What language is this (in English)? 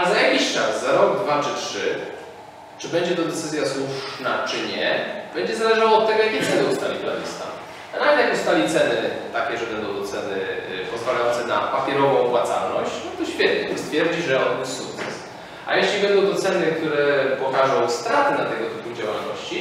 Polish